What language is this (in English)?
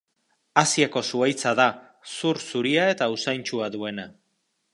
Basque